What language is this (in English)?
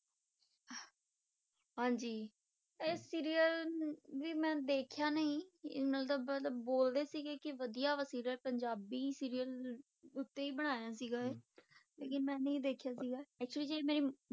Punjabi